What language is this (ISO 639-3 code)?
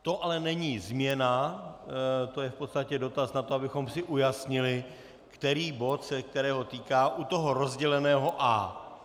ces